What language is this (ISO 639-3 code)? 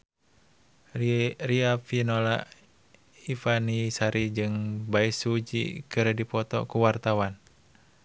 sun